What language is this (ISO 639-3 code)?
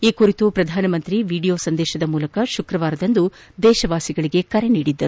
kan